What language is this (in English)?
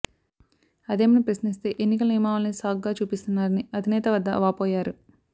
Telugu